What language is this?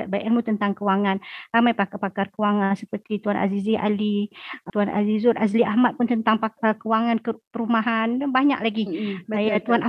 Malay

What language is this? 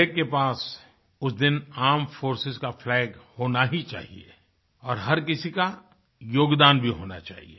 Hindi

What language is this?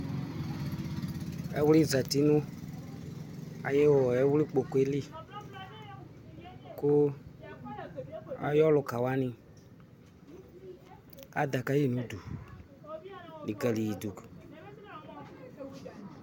Ikposo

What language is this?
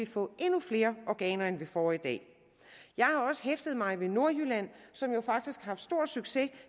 Danish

